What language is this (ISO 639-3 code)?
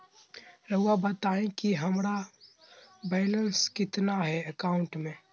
mag